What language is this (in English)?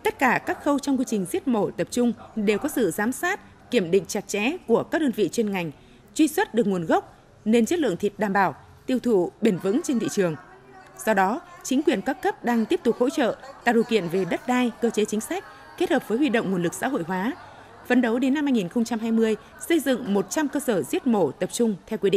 Vietnamese